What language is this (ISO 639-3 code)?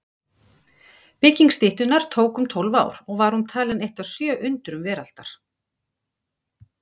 isl